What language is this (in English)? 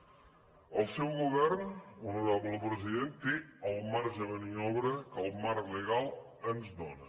Catalan